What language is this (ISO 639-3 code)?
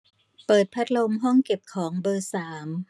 tha